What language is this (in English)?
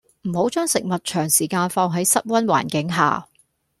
Cantonese